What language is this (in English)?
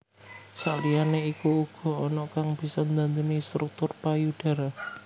Javanese